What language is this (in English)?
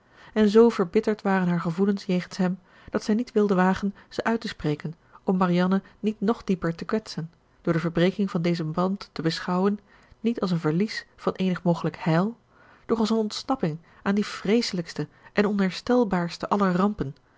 Dutch